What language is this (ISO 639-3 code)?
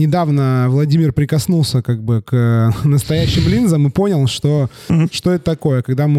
rus